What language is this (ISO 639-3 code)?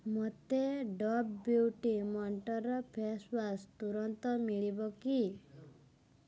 ori